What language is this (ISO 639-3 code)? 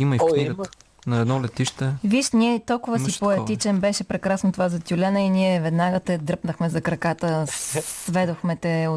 bul